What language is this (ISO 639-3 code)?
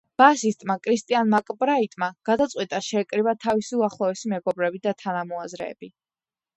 kat